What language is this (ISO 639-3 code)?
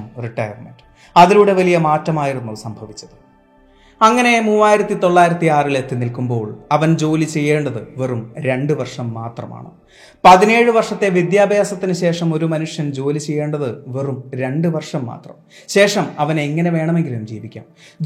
mal